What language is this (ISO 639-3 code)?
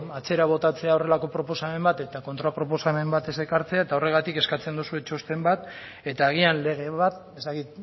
eus